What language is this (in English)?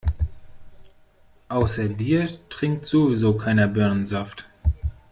German